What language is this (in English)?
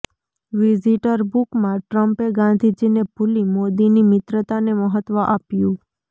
Gujarati